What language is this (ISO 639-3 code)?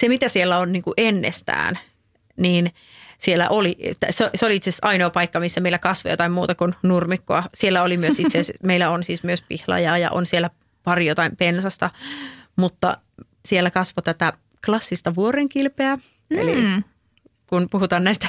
fin